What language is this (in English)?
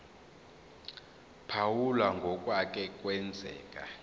Zulu